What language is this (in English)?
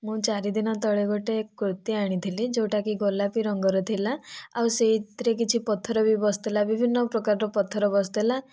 Odia